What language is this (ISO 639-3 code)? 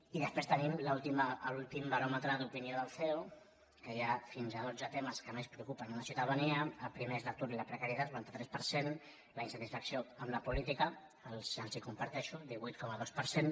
cat